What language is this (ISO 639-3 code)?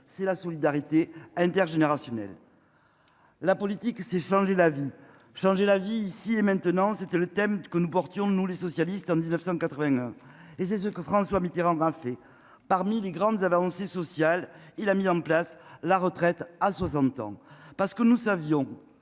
fra